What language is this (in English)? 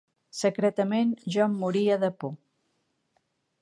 Catalan